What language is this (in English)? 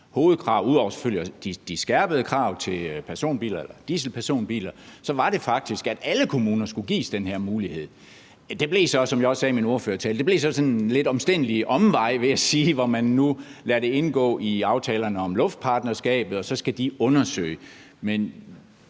Danish